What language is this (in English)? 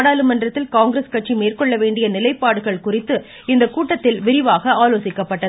Tamil